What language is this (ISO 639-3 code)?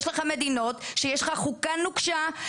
heb